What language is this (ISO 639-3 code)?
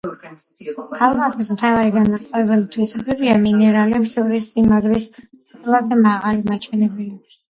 kat